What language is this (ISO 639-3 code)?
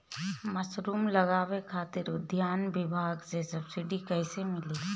bho